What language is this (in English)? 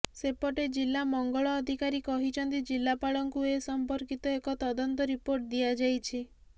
Odia